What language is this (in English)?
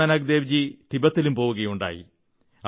Malayalam